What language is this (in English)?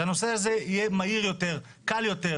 Hebrew